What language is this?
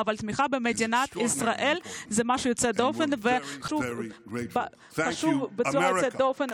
Hebrew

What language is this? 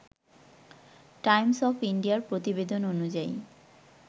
Bangla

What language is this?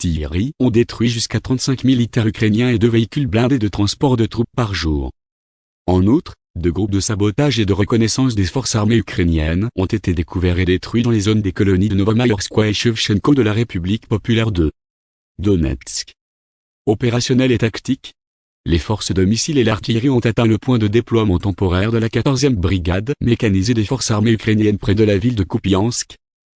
French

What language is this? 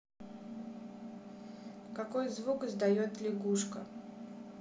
Russian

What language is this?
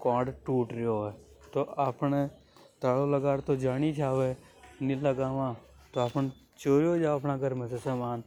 Hadothi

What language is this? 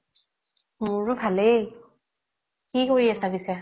Assamese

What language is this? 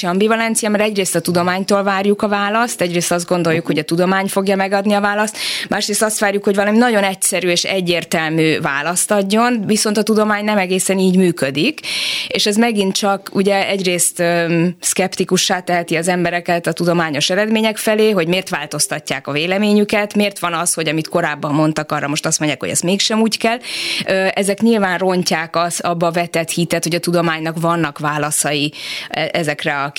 Hungarian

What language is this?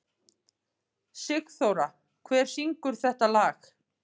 Icelandic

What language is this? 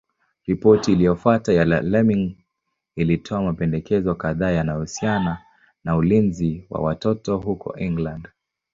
Swahili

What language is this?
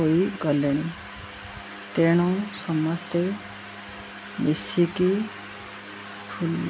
Odia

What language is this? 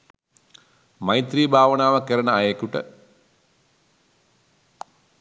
Sinhala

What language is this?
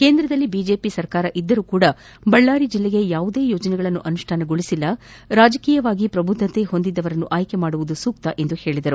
Kannada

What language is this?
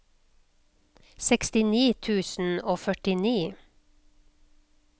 Norwegian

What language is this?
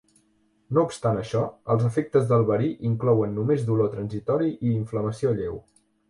Catalan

